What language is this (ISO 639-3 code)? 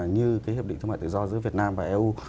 vie